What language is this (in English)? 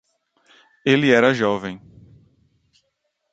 Portuguese